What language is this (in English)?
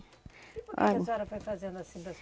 Portuguese